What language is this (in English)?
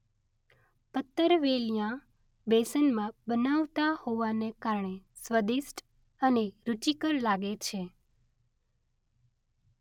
Gujarati